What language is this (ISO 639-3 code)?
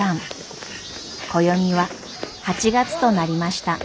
jpn